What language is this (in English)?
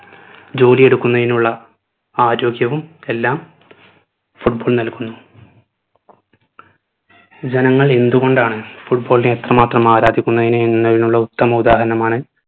Malayalam